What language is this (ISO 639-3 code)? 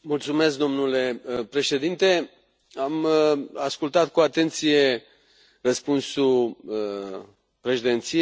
ron